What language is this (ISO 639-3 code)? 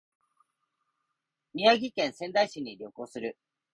jpn